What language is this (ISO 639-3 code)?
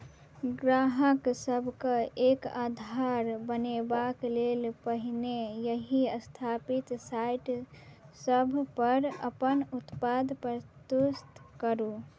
mai